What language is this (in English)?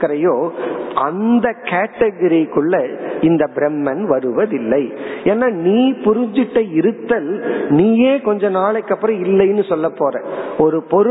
Tamil